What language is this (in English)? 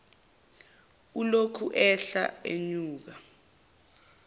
Zulu